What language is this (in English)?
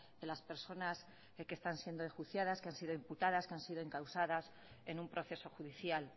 Spanish